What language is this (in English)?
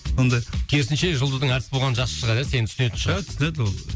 Kazakh